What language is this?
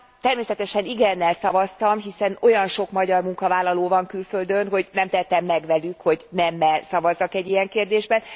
Hungarian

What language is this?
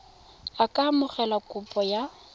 Tswana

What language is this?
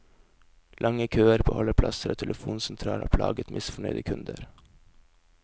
Norwegian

